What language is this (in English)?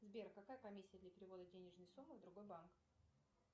Russian